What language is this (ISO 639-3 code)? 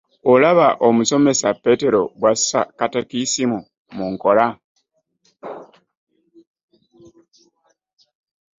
lug